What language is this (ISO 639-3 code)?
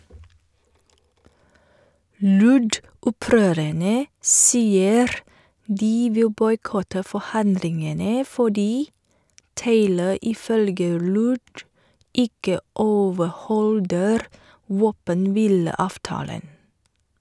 nor